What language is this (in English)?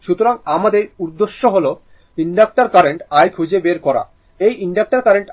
Bangla